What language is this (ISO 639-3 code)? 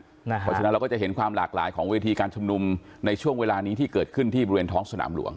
tha